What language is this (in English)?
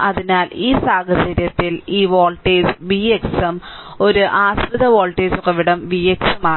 Malayalam